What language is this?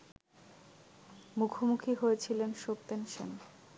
Bangla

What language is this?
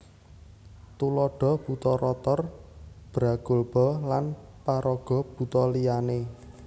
Javanese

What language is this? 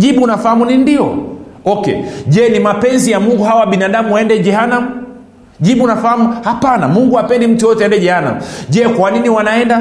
Swahili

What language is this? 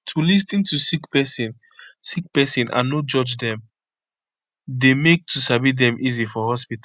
Nigerian Pidgin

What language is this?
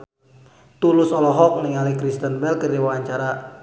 Sundanese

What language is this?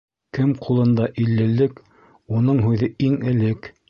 Bashkir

